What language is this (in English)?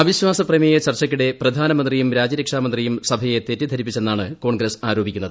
Malayalam